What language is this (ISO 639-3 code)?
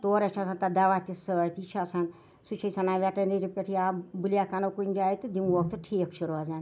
kas